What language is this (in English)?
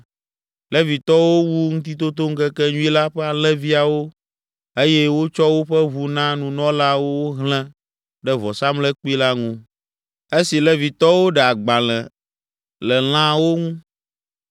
Ewe